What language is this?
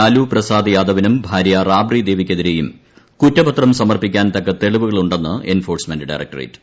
Malayalam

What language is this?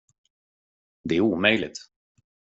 Swedish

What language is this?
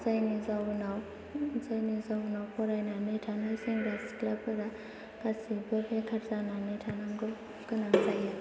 Bodo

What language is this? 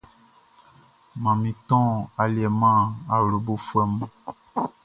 Baoulé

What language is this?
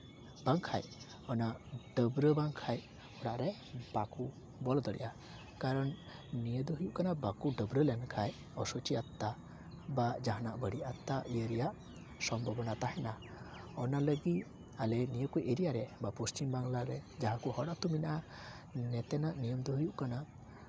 Santali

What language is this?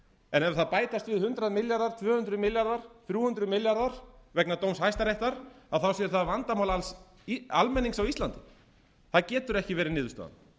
Icelandic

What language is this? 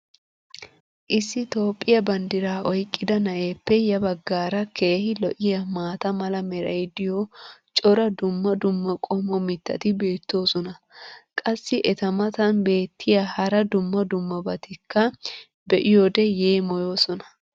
Wolaytta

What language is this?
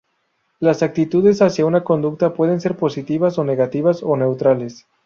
Spanish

